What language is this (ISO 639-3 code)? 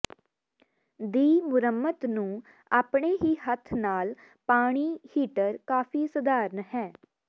pan